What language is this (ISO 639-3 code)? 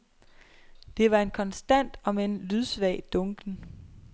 dan